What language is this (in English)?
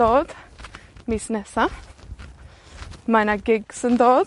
Welsh